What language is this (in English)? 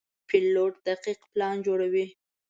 Pashto